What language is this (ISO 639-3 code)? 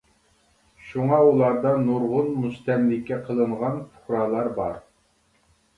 uig